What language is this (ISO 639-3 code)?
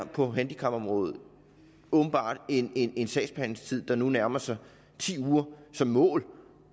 dan